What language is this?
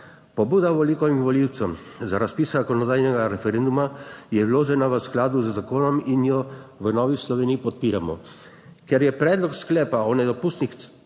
Slovenian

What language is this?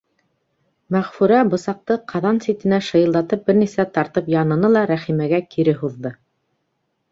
Bashkir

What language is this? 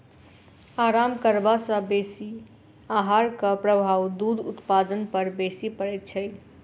Maithili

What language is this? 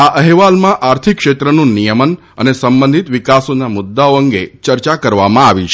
Gujarati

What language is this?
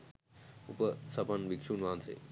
Sinhala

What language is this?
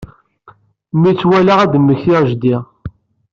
Kabyle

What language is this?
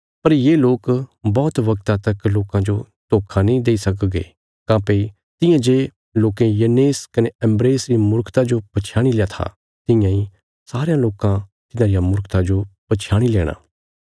Bilaspuri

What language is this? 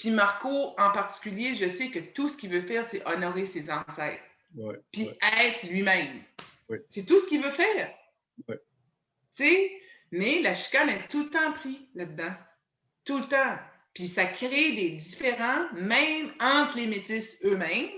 French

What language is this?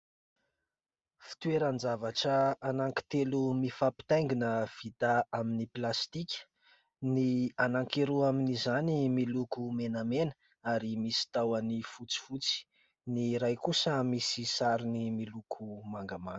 Malagasy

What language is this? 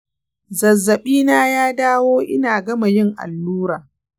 Hausa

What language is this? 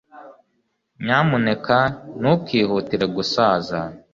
Kinyarwanda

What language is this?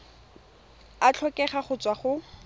Tswana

